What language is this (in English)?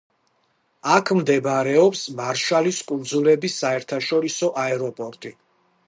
Georgian